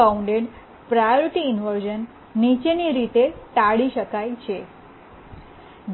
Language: Gujarati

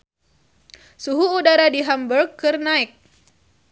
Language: Sundanese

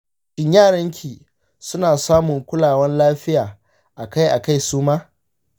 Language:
Hausa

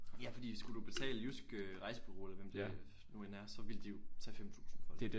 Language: Danish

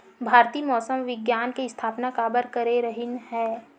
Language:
Chhattisgarhi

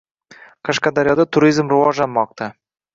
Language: Uzbek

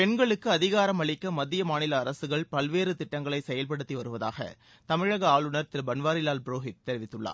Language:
Tamil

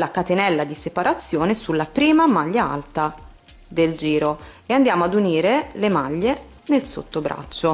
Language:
Italian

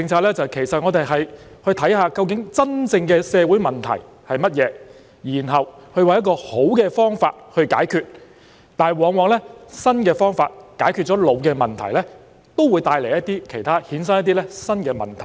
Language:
Cantonese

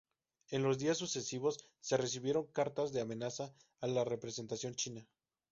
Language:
Spanish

